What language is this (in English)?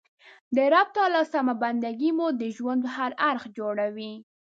Pashto